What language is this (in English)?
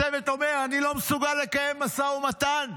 Hebrew